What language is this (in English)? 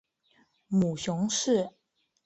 Chinese